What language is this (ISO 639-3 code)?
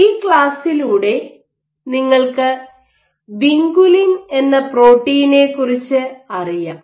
mal